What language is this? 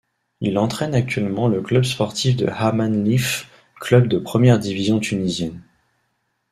French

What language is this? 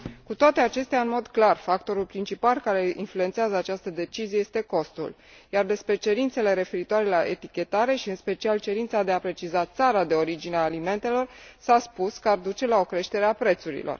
Romanian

